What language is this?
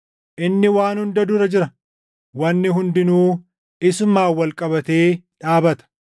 Oromo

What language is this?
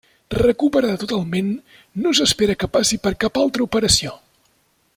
Catalan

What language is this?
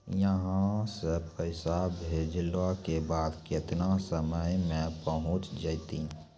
Maithili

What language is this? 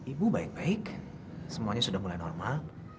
Indonesian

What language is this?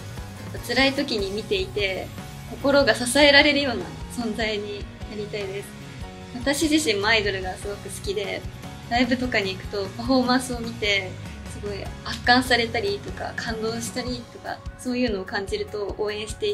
Japanese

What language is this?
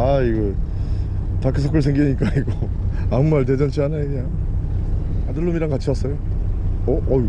Korean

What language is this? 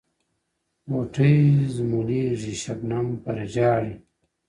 Pashto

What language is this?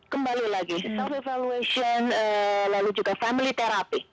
Indonesian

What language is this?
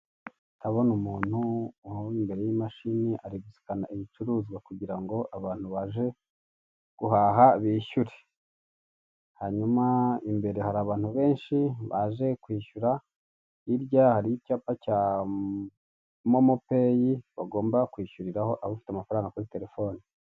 Kinyarwanda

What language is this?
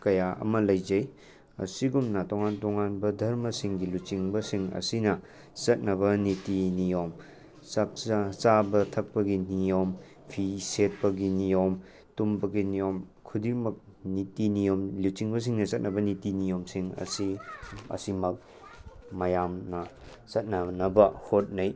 Manipuri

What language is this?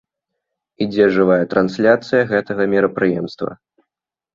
Belarusian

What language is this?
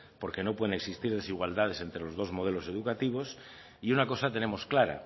Spanish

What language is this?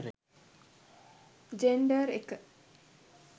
Sinhala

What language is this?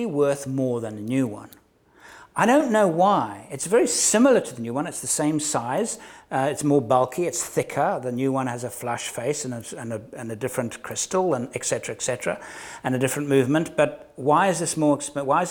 English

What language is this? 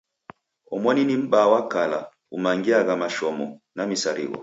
Taita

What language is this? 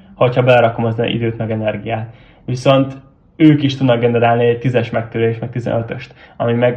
Hungarian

